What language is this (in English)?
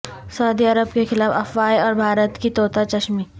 Urdu